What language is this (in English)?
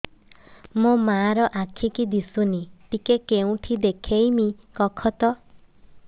Odia